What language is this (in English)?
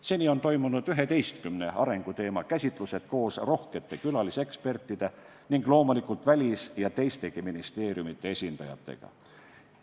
Estonian